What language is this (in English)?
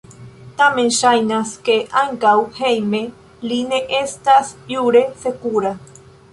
Esperanto